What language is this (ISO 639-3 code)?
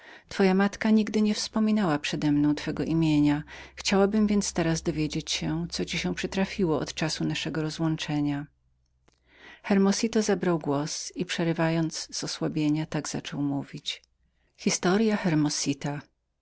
pol